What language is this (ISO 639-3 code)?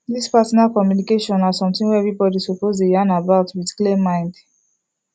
pcm